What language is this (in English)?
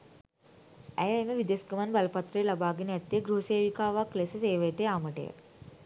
Sinhala